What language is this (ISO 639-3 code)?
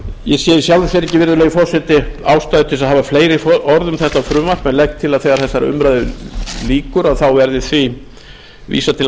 isl